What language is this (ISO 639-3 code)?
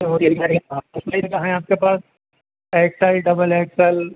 urd